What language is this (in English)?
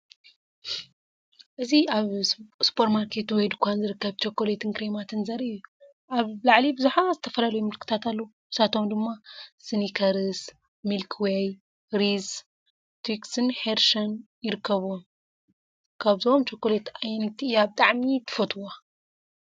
Tigrinya